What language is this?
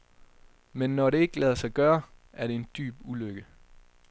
Danish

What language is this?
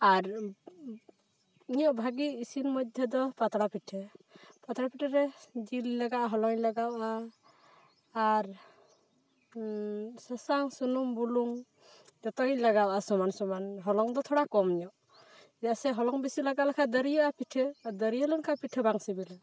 Santali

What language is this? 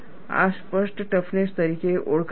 Gujarati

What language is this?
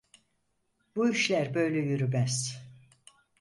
Turkish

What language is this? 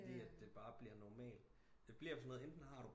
Danish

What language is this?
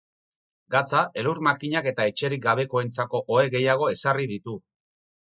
Basque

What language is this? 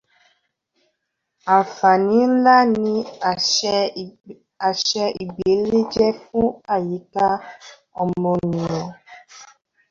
Yoruba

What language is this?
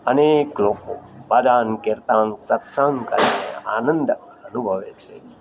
Gujarati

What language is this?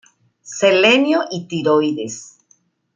Spanish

